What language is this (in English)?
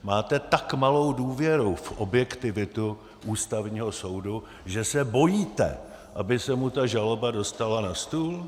Czech